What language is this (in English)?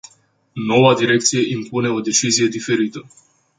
Romanian